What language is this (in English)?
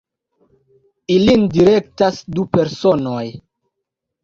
Esperanto